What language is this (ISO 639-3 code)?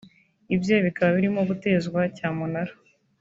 kin